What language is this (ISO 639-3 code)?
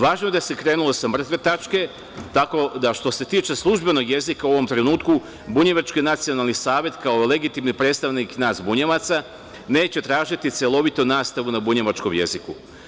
srp